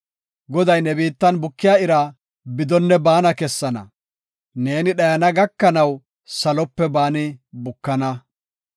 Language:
Gofa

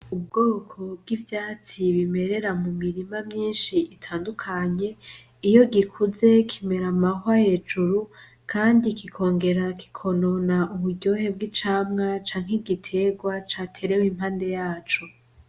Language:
Rundi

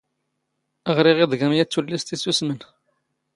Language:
Standard Moroccan Tamazight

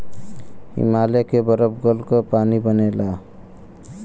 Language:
Bhojpuri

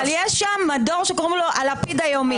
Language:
Hebrew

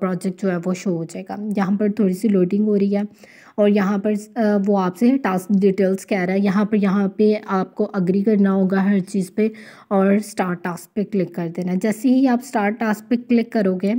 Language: Hindi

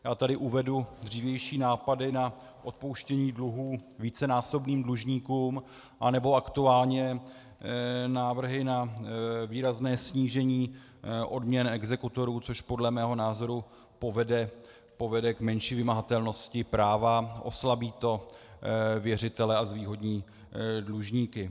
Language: Czech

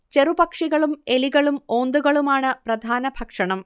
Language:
Malayalam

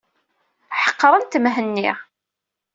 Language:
Kabyle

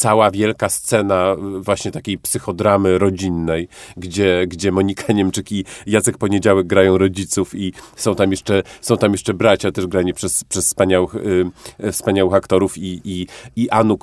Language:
Polish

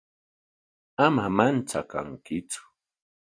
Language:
Corongo Ancash Quechua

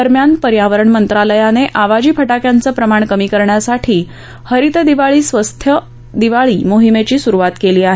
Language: Marathi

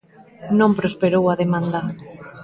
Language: Galician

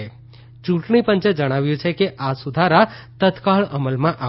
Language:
Gujarati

